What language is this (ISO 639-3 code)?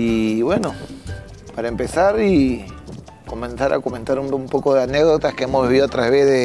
spa